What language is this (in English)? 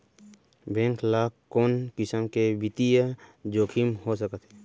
Chhattisgarhi